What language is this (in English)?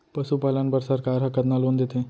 Chhattisgarhi